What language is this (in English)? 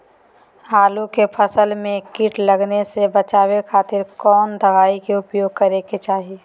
Magahi